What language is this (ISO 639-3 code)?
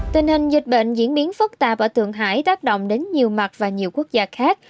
vie